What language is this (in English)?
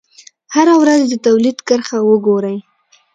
Pashto